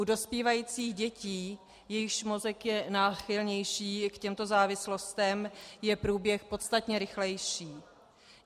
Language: Czech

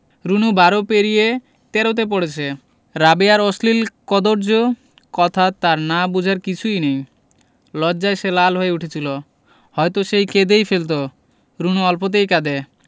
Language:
Bangla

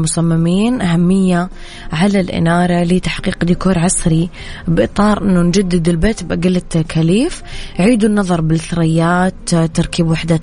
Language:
Arabic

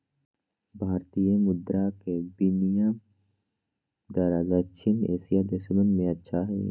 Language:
Magahi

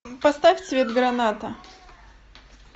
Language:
Russian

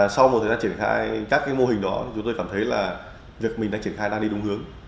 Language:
Vietnamese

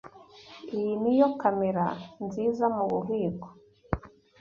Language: Kinyarwanda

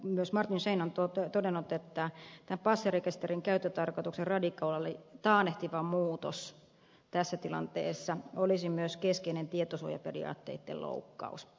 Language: Finnish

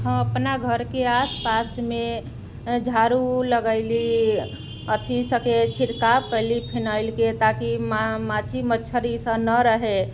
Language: Maithili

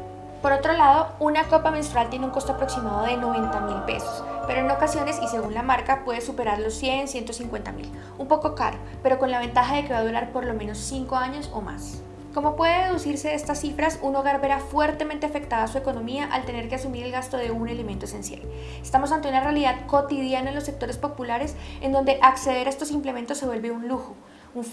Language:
Spanish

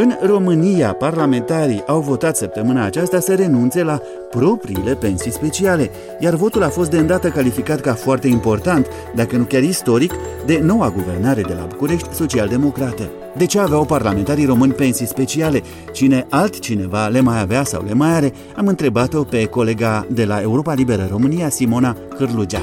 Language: Romanian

